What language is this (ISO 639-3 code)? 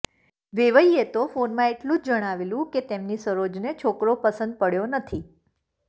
guj